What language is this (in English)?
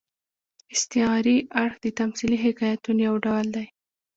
Pashto